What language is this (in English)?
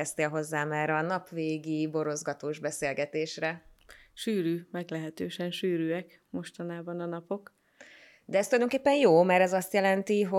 Hungarian